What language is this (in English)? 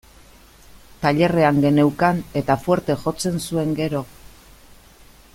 Basque